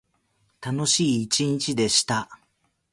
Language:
Japanese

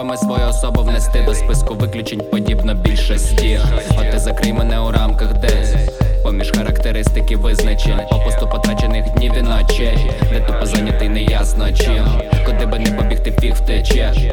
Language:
Ukrainian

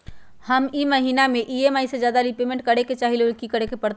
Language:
Magahi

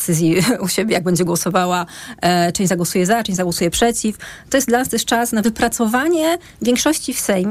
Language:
Polish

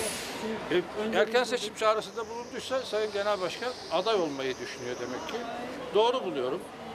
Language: Turkish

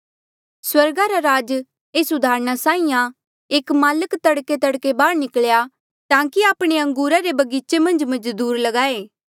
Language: Mandeali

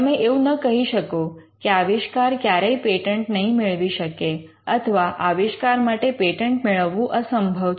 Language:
Gujarati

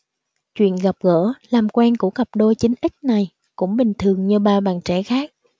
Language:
Vietnamese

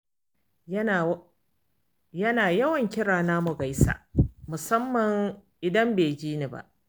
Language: Hausa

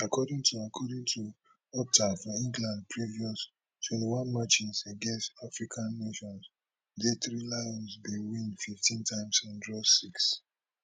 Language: Nigerian Pidgin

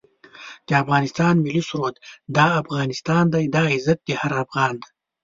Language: Pashto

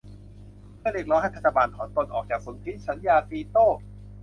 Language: Thai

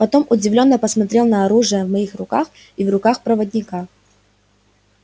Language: Russian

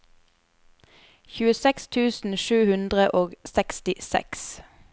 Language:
Norwegian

